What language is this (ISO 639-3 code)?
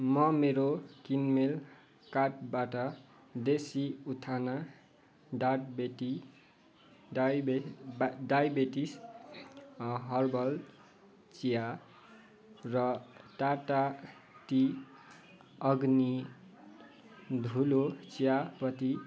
nep